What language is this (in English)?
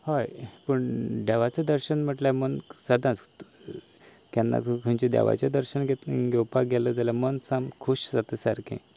Konkani